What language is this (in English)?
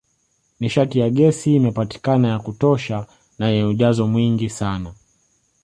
Swahili